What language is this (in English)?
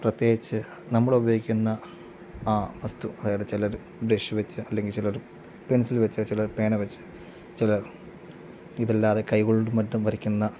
Malayalam